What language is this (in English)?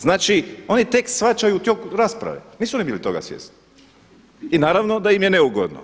Croatian